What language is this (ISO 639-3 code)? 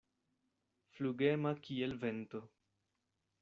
epo